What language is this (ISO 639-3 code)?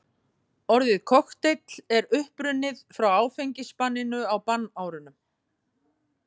isl